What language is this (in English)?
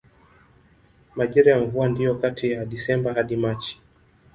Swahili